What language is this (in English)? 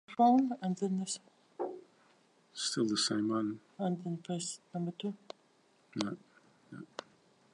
Latvian